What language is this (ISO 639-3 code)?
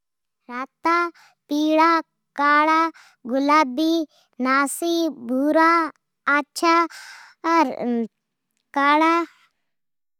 odk